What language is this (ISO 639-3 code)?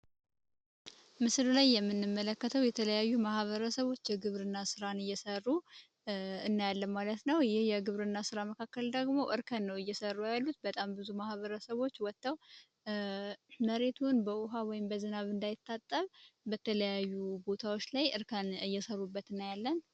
amh